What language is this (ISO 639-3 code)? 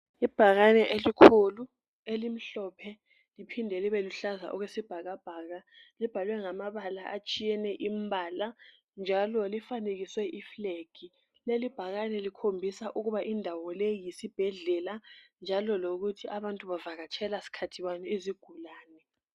nde